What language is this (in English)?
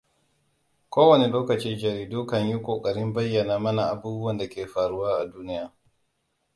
Hausa